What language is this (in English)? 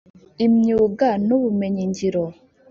Kinyarwanda